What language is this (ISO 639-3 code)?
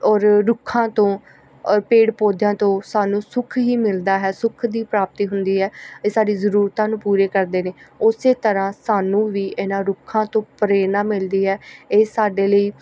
pan